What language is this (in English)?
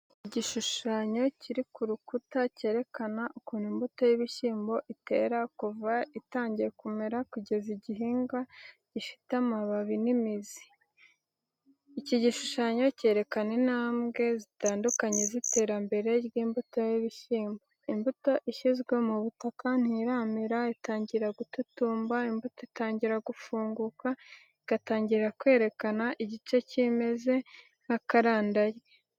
Kinyarwanda